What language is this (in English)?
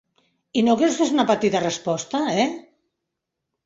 Catalan